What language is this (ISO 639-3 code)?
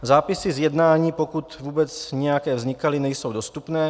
ces